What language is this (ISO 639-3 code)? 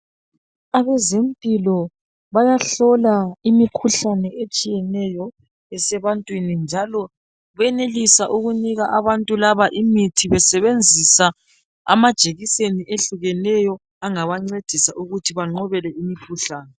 nde